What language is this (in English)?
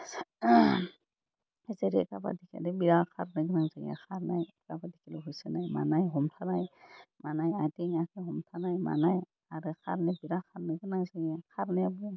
Bodo